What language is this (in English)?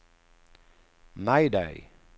Swedish